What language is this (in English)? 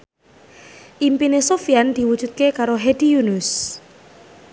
Javanese